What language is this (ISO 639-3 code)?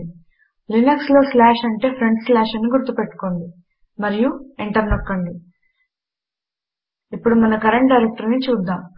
tel